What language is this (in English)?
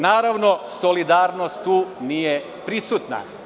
Serbian